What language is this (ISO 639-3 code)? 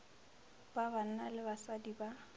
nso